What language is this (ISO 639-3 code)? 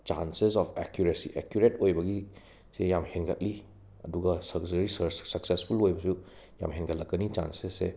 mni